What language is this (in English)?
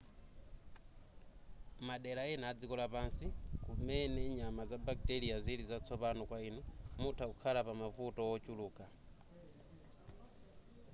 Nyanja